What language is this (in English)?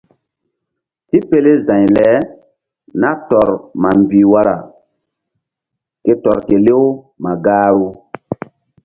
Mbum